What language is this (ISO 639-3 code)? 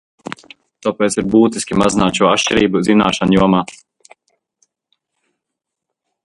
lav